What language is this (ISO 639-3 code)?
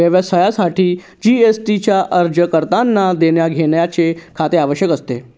mar